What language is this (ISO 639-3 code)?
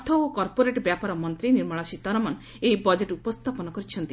ori